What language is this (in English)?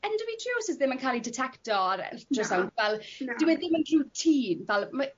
Welsh